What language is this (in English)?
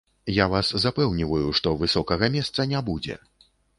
Belarusian